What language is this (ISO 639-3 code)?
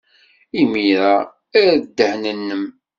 kab